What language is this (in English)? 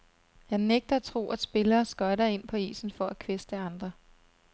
Danish